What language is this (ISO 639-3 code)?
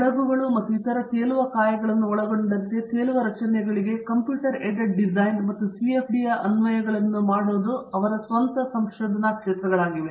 kan